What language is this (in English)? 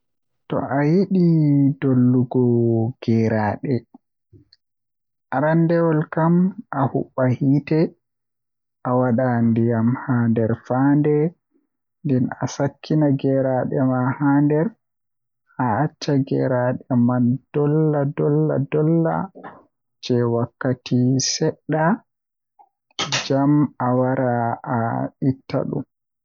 Western Niger Fulfulde